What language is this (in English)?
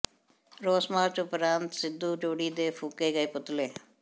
Punjabi